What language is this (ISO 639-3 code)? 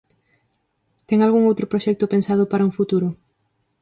glg